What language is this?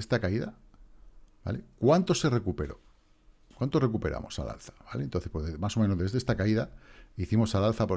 Spanish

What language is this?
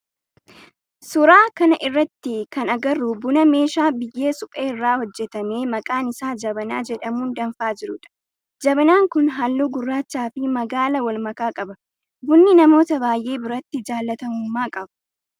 Oromo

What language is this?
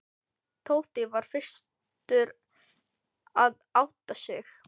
Icelandic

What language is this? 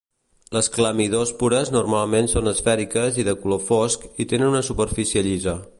Catalan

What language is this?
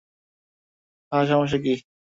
Bangla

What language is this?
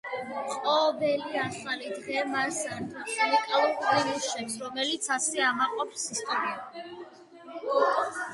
Georgian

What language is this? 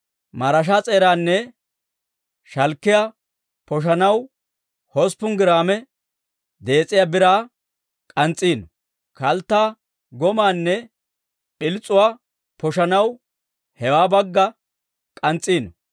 Dawro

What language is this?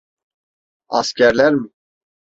Turkish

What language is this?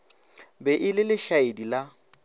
Northern Sotho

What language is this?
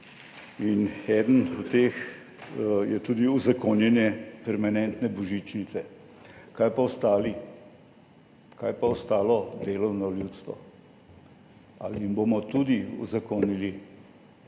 Slovenian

